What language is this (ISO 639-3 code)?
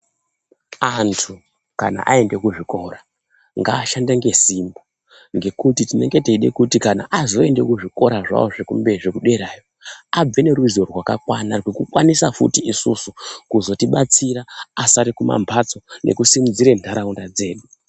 ndc